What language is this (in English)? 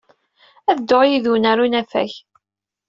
Kabyle